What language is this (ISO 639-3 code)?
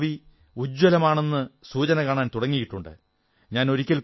mal